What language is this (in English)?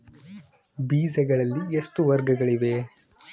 Kannada